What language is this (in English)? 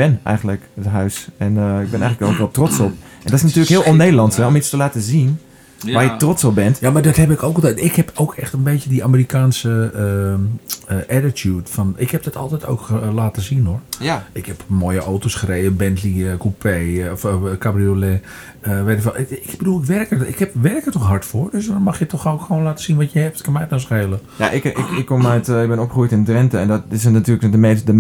Dutch